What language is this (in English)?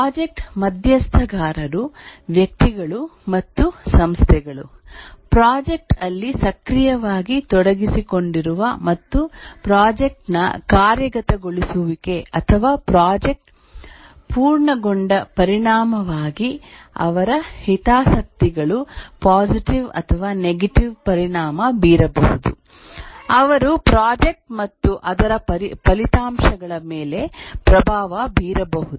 Kannada